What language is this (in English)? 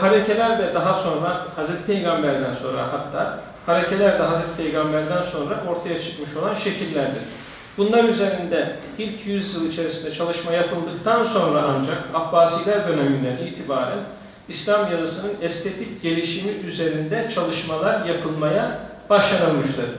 Turkish